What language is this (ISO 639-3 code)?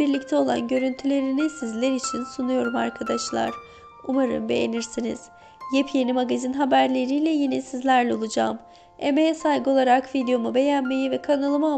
tur